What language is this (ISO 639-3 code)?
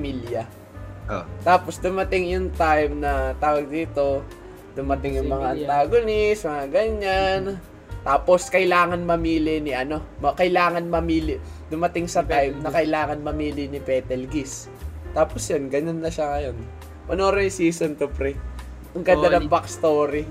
fil